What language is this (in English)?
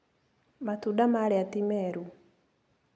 Kikuyu